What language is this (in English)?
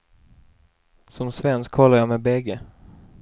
Swedish